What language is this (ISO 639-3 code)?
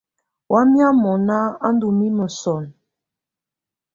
tvu